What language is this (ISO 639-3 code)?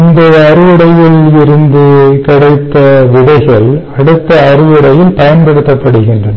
tam